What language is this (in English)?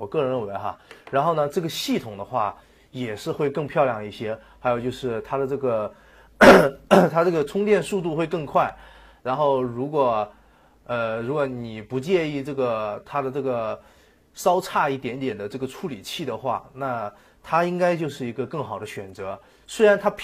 Chinese